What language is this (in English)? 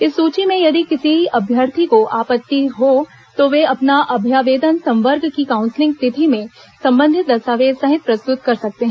Hindi